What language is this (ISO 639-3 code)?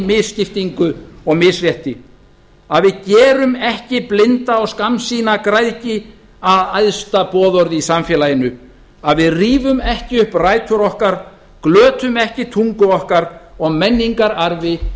isl